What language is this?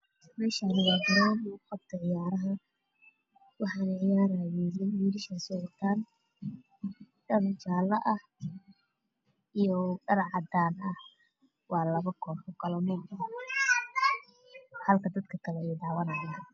Somali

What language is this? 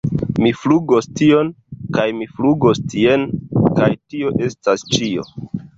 Esperanto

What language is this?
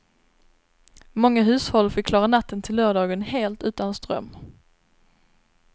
Swedish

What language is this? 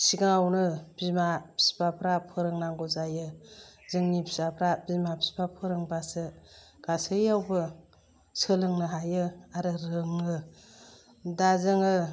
Bodo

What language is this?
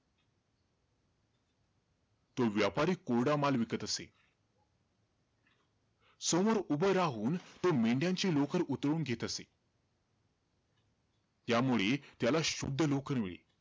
Marathi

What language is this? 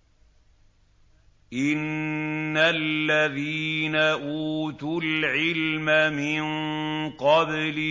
Arabic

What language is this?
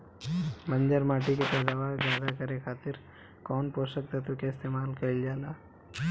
Bhojpuri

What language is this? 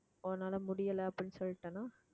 Tamil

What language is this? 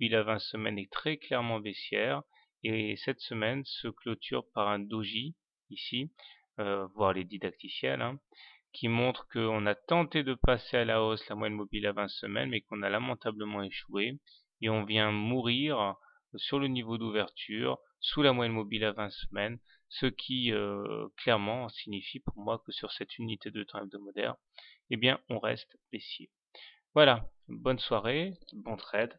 French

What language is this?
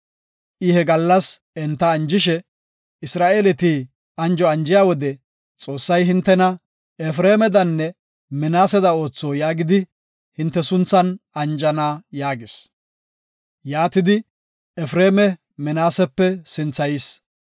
Gofa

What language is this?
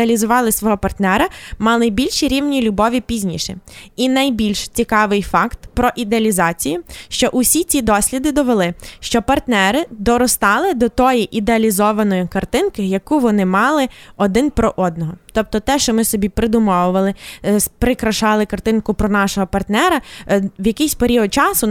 Ukrainian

